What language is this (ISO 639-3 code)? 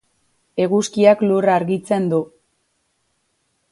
eus